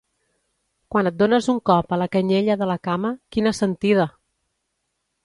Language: Catalan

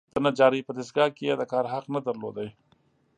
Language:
Pashto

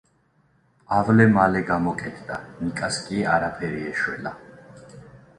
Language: Georgian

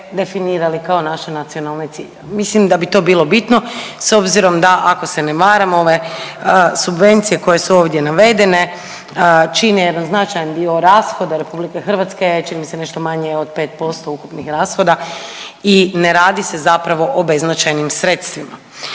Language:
Croatian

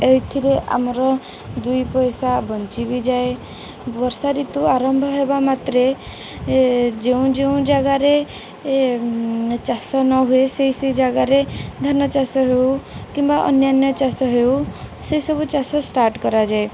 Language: Odia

